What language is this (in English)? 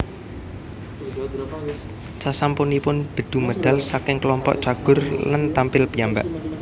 Javanese